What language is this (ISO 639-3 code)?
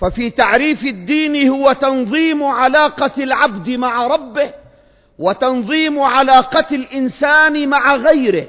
ara